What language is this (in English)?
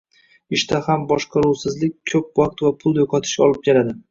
Uzbek